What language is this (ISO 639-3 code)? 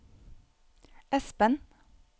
nor